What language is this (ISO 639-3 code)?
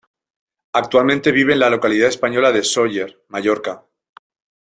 spa